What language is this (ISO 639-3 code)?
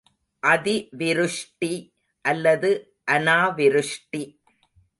tam